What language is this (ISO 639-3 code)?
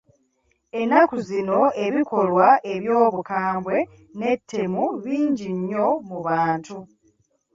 lug